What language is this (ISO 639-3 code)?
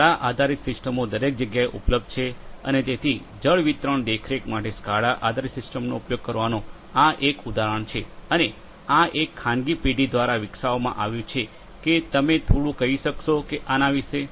guj